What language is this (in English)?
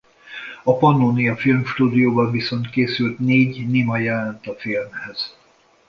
Hungarian